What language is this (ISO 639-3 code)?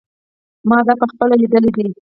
pus